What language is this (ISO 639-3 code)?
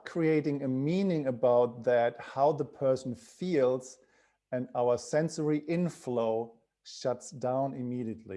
eng